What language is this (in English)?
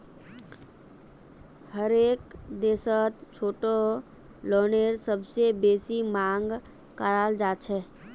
Magahi